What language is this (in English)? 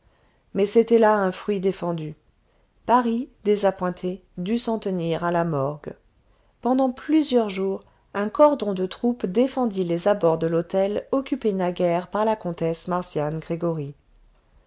French